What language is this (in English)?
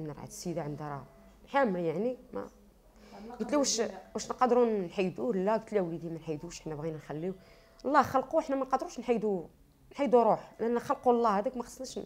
Arabic